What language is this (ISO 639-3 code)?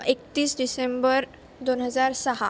mar